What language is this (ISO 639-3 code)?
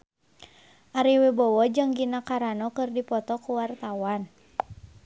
sun